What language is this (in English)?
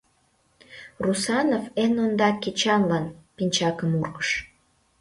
Mari